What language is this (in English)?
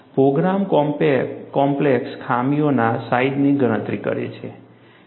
Gujarati